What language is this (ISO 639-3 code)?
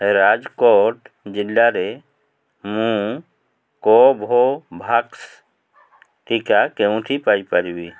ori